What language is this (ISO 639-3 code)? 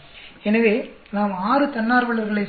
tam